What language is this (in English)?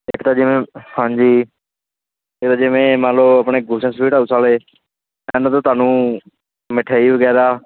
Punjabi